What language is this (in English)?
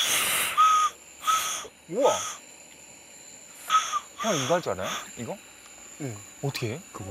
Korean